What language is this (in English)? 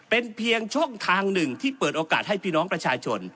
Thai